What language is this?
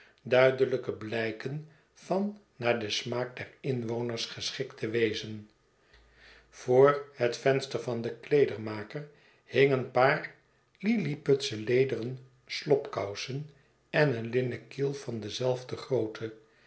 Dutch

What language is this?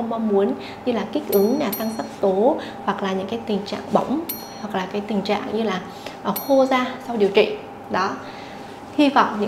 Vietnamese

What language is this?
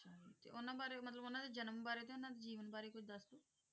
Punjabi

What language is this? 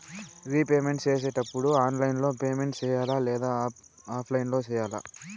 Telugu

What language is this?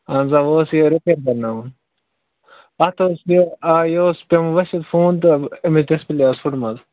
Kashmiri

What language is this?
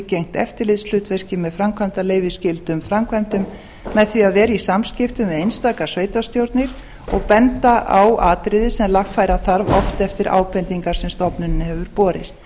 Icelandic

